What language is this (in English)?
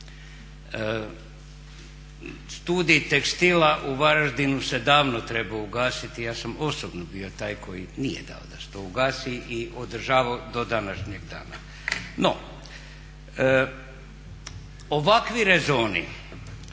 Croatian